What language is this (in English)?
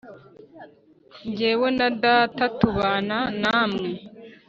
Kinyarwanda